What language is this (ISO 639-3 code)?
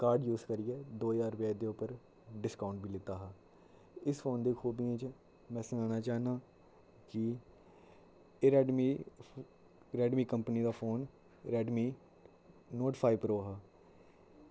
doi